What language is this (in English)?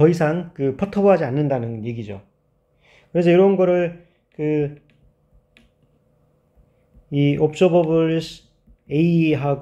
Korean